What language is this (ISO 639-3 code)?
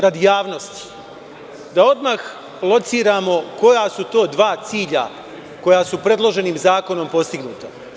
srp